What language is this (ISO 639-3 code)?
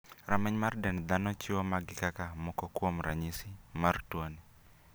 luo